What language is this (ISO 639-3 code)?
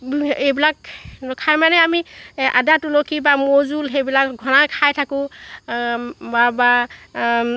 asm